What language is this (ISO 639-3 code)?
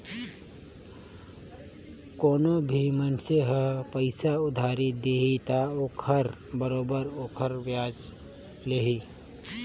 hne